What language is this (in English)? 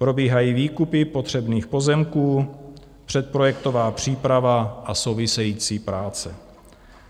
Czech